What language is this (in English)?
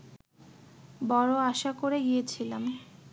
Bangla